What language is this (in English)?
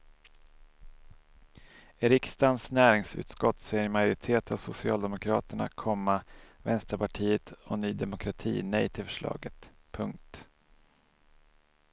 Swedish